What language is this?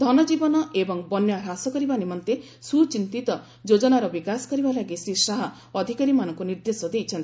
Odia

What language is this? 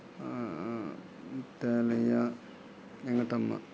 Telugu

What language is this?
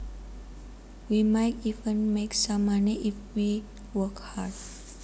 Javanese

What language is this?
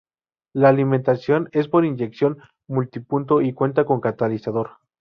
Spanish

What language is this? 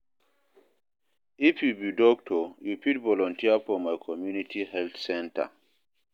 Nigerian Pidgin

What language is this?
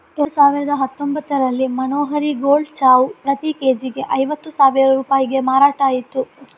Kannada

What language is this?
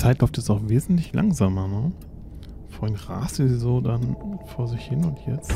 German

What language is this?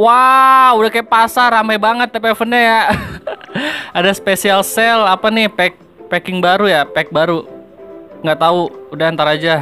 Indonesian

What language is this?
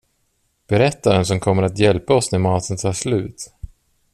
Swedish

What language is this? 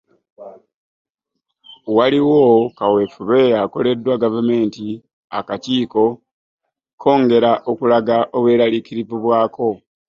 Ganda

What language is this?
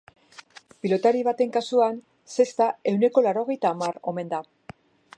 Basque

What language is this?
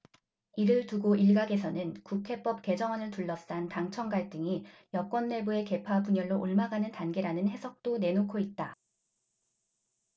Korean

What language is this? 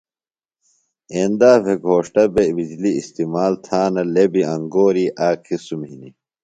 Phalura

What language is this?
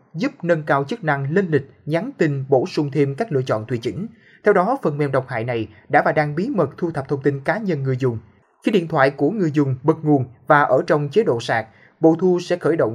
Vietnamese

